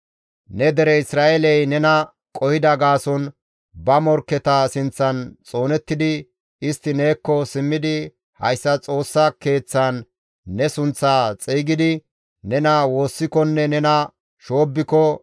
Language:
Gamo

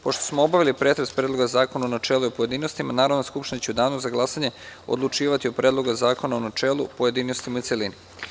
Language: Serbian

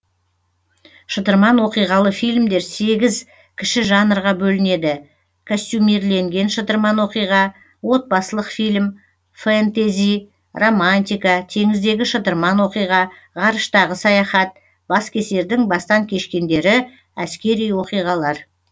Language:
Kazakh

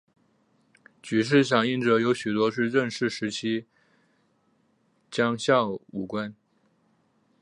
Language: Chinese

